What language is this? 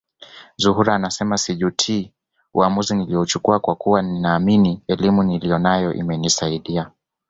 Swahili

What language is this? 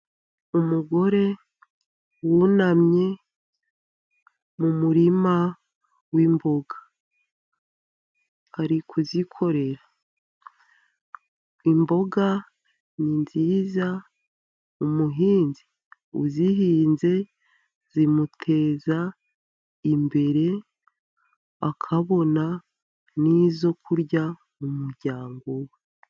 Kinyarwanda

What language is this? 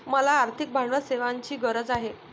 Marathi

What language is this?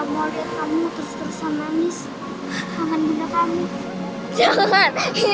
Indonesian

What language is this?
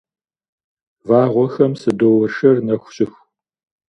Kabardian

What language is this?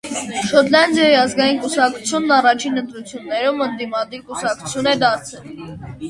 Armenian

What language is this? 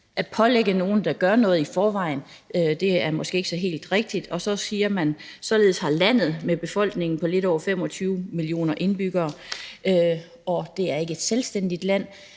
Danish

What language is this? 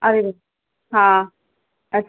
Sindhi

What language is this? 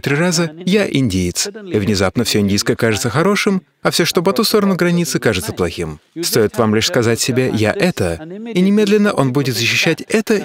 Russian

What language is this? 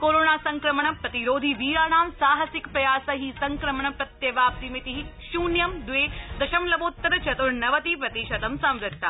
Sanskrit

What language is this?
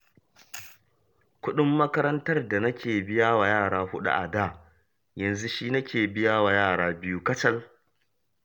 Hausa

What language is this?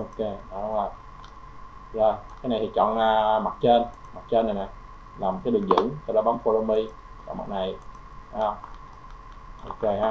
Vietnamese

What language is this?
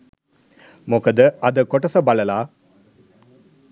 Sinhala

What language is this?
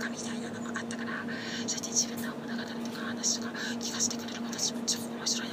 Japanese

